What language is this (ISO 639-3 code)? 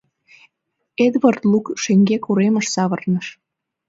chm